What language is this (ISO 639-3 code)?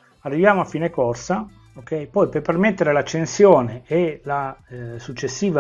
ita